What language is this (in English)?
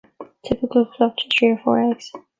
English